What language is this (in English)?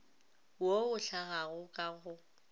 Northern Sotho